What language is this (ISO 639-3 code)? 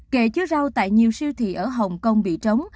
vie